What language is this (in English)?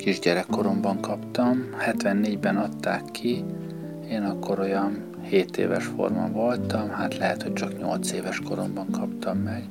Hungarian